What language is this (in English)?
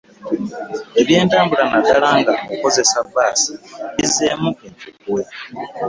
Ganda